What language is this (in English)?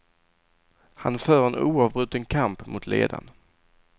Swedish